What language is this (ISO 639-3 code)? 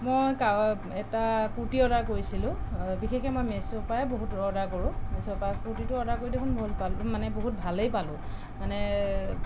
asm